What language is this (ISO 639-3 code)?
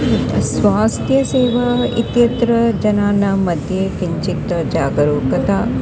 san